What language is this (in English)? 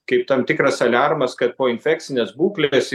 Lithuanian